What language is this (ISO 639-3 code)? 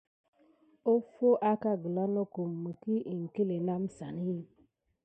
gid